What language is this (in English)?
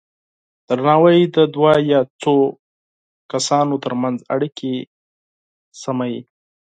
Pashto